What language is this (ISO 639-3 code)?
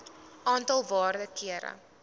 afr